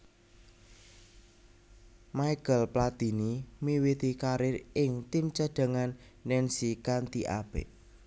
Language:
Javanese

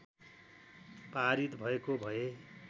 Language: Nepali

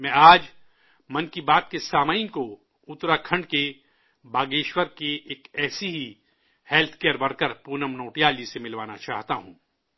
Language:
Urdu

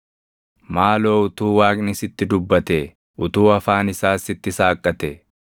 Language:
Oromo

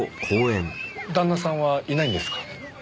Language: Japanese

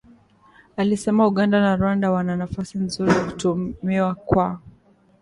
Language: Swahili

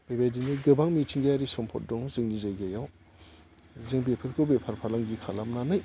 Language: Bodo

